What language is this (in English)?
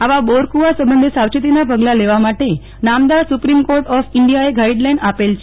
Gujarati